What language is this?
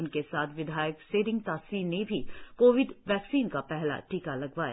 Hindi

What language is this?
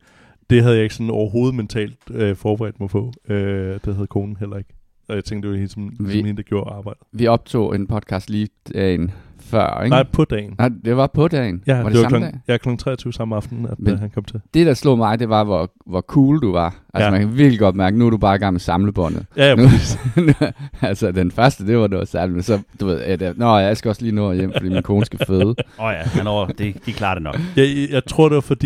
Danish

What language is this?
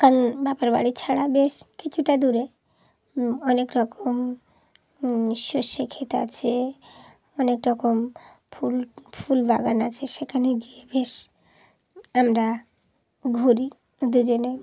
Bangla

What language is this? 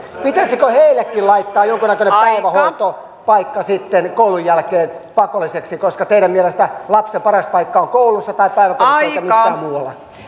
Finnish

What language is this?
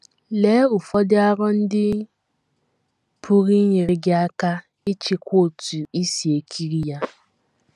Igbo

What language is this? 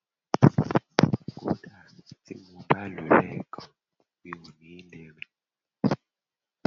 Yoruba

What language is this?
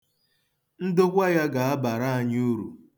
Igbo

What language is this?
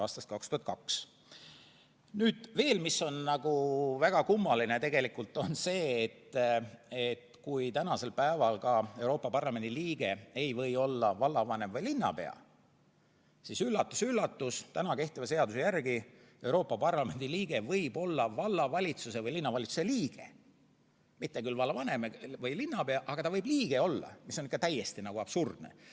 Estonian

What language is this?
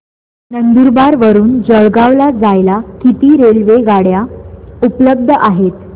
Marathi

